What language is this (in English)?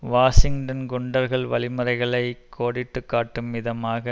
Tamil